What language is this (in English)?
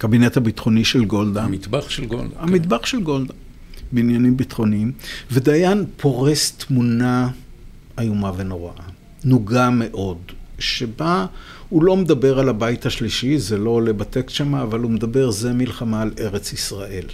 Hebrew